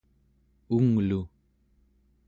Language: Central Yupik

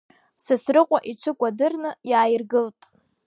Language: Abkhazian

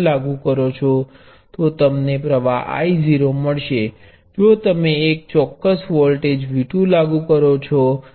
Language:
Gujarati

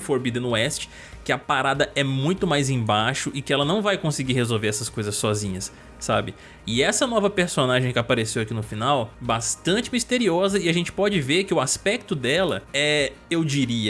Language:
Portuguese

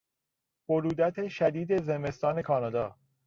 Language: Persian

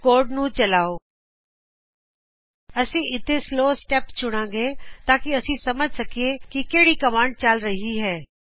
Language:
Punjabi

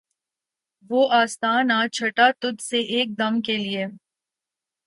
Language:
Urdu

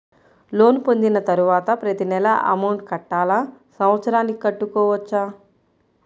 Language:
Telugu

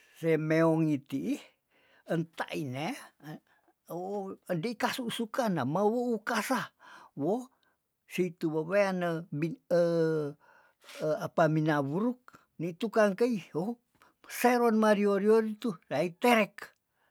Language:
Tondano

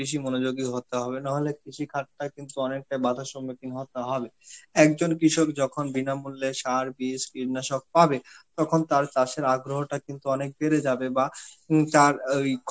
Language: Bangla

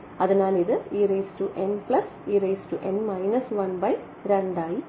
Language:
Malayalam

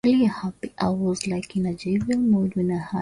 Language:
Swahili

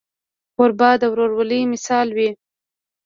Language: Pashto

